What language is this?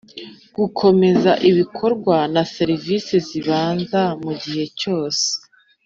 Kinyarwanda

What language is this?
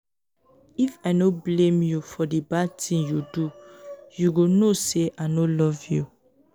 Nigerian Pidgin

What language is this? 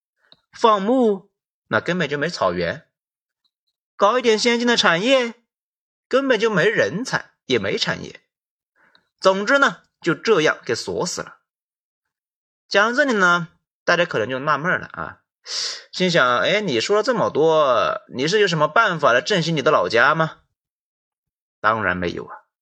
Chinese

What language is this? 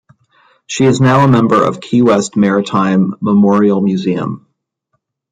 English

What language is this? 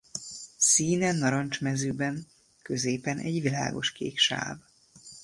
Hungarian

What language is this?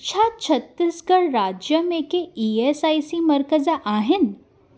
Sindhi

